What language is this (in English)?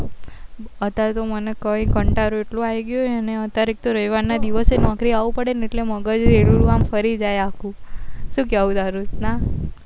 Gujarati